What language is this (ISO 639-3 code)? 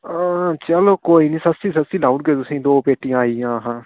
doi